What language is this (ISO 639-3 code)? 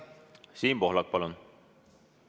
est